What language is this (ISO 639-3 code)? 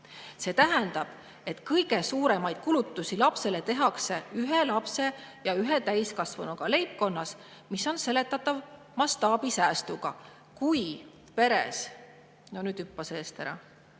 est